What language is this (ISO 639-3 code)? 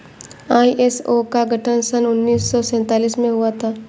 hin